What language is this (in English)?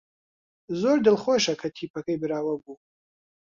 Central Kurdish